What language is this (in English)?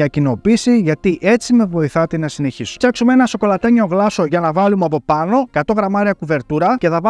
Greek